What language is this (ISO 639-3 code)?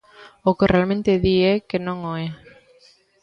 glg